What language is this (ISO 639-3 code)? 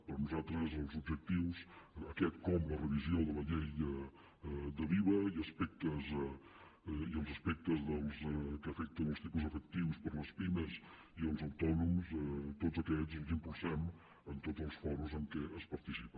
cat